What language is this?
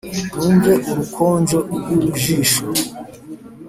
Kinyarwanda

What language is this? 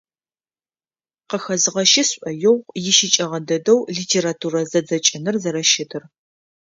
Adyghe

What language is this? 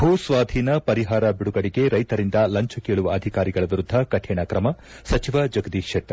Kannada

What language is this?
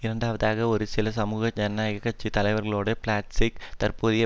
Tamil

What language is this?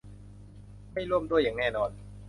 Thai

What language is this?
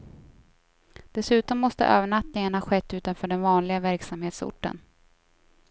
Swedish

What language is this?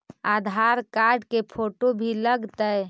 Magahi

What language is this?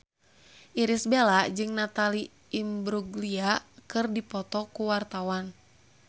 Sundanese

